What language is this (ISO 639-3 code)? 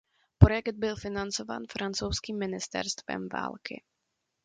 ces